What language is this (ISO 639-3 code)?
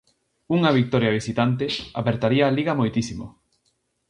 glg